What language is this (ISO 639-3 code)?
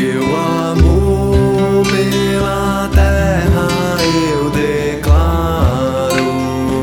por